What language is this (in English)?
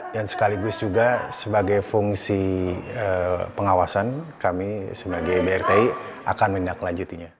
Indonesian